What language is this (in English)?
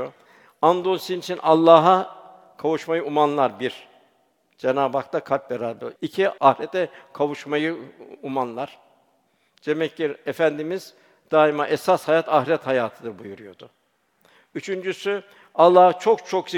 Turkish